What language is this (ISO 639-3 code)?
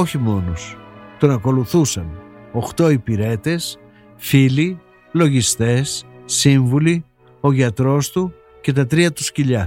ell